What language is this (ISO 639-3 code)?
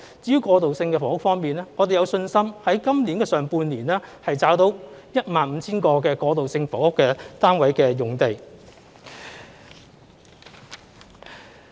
yue